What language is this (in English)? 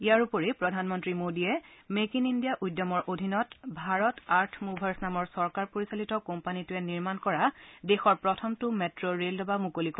Assamese